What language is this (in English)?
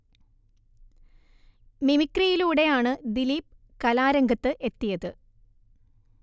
Malayalam